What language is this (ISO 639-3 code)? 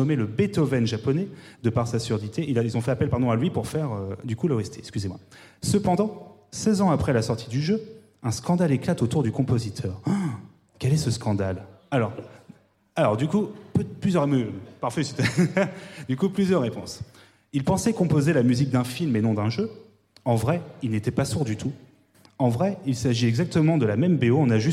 fra